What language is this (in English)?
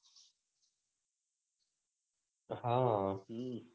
Gujarati